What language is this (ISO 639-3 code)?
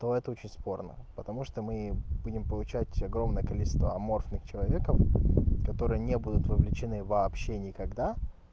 rus